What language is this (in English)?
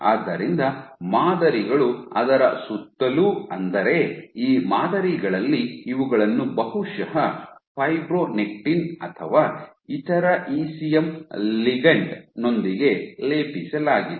Kannada